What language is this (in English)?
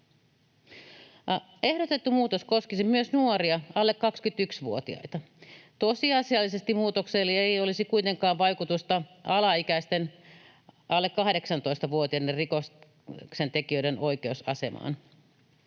Finnish